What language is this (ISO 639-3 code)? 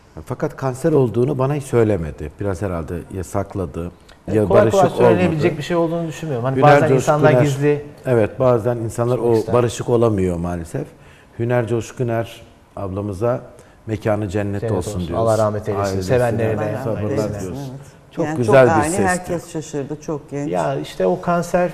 tur